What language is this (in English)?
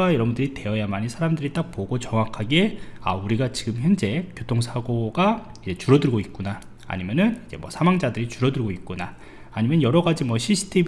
Korean